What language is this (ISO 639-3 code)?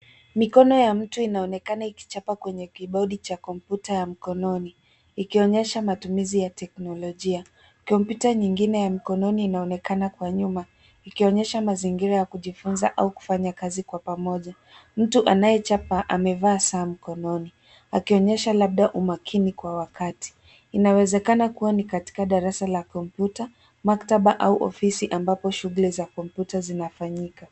swa